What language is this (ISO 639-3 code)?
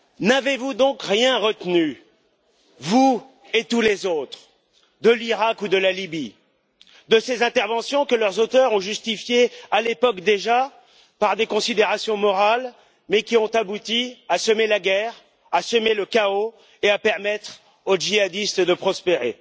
fra